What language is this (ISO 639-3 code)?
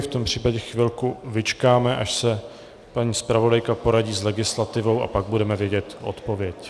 ces